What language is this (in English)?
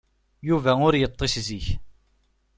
Kabyle